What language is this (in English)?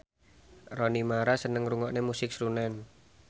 Javanese